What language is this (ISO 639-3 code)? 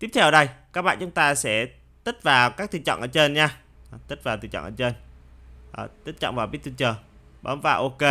vie